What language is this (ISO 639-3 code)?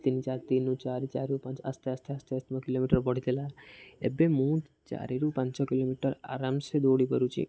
ori